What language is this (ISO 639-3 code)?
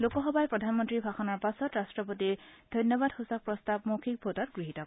asm